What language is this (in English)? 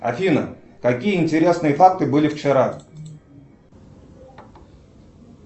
Russian